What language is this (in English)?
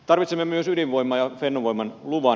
Finnish